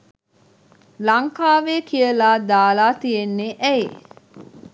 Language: Sinhala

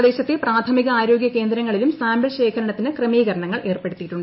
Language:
Malayalam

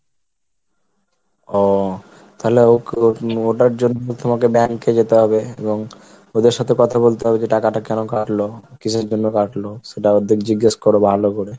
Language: Bangla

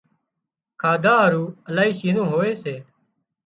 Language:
Wadiyara Koli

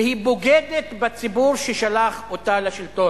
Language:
Hebrew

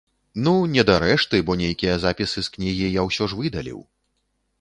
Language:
Belarusian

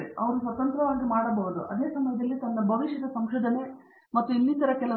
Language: Kannada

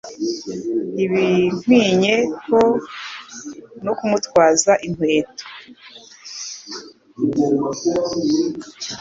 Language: Kinyarwanda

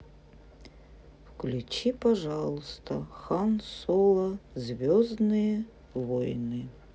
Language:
Russian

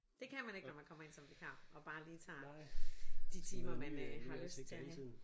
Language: Danish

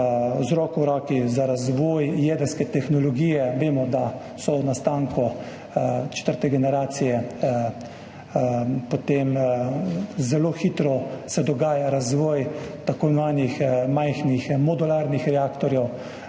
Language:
Slovenian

